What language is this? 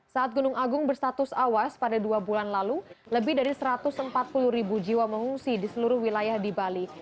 Indonesian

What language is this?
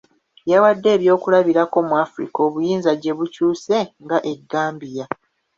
Ganda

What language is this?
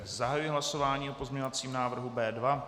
Czech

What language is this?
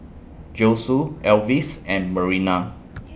English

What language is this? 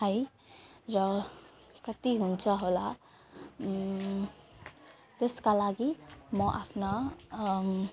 Nepali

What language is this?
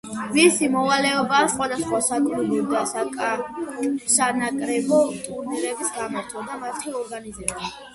Georgian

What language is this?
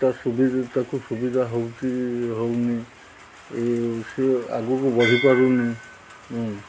Odia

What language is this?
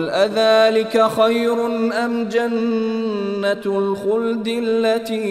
Persian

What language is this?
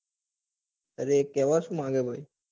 Gujarati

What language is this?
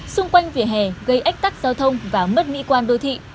Vietnamese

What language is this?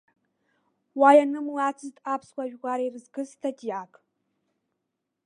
Abkhazian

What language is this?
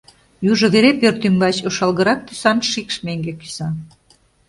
Mari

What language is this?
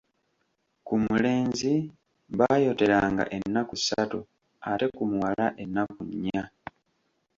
Ganda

